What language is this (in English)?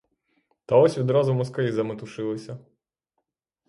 Ukrainian